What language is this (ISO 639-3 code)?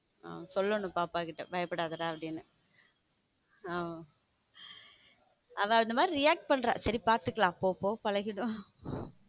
tam